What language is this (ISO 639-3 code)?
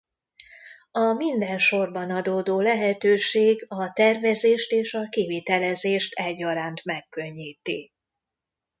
hun